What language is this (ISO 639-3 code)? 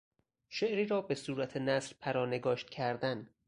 fas